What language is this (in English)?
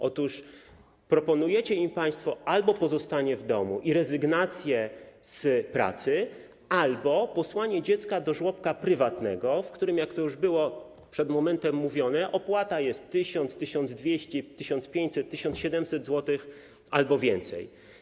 Polish